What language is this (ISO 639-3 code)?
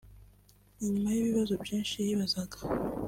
kin